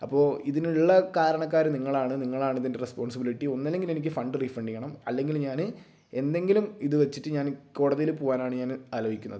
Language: Malayalam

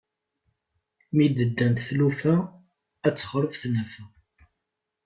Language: Kabyle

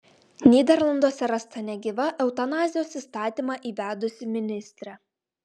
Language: Lithuanian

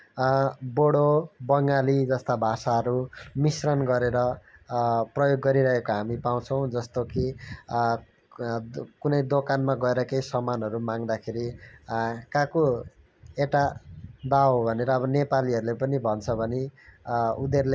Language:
Nepali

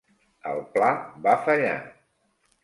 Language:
Catalan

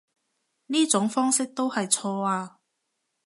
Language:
Cantonese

